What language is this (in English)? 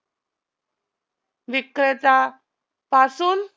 Marathi